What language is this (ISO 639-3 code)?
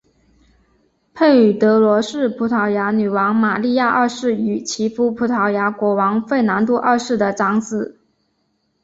zho